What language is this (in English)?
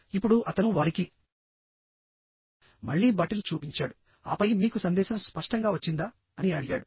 Telugu